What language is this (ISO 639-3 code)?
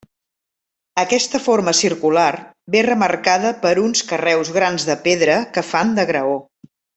cat